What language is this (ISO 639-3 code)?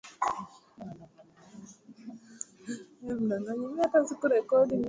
swa